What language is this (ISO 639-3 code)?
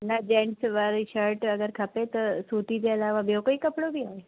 snd